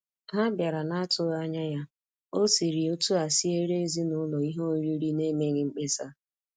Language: Igbo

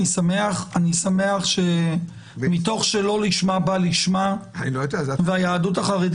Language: Hebrew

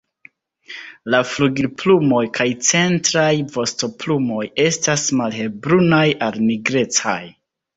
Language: Esperanto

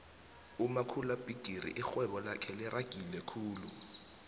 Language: South Ndebele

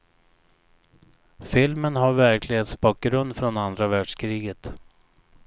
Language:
Swedish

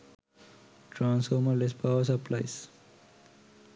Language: Sinhala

